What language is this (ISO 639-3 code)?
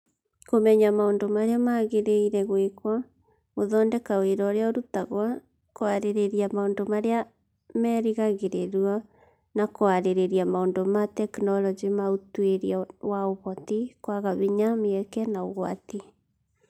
kik